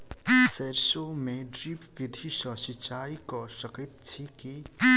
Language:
Maithili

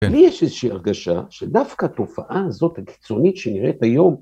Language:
Hebrew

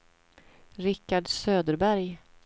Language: Swedish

